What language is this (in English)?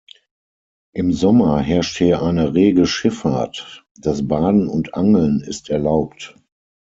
German